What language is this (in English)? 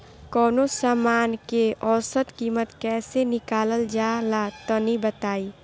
Bhojpuri